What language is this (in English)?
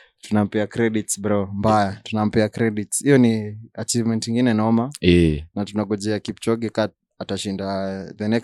Swahili